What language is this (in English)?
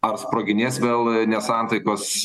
Lithuanian